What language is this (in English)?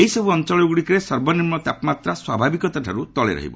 Odia